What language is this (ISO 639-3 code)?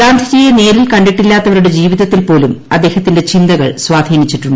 mal